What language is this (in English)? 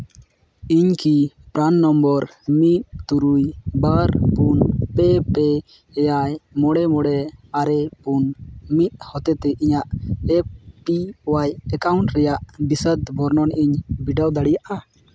Santali